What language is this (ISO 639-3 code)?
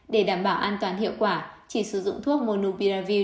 vie